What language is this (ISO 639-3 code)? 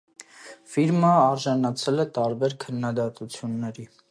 hye